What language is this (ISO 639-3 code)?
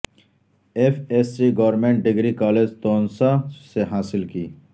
urd